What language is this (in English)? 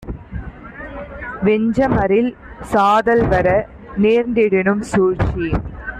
Tamil